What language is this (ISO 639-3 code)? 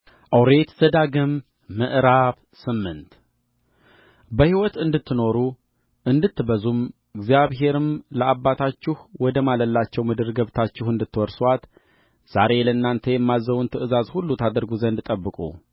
amh